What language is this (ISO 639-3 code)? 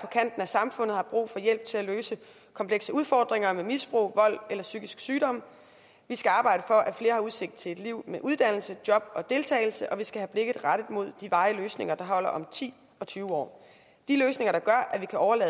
dan